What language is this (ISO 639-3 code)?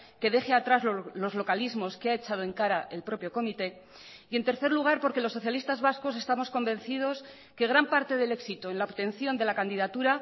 spa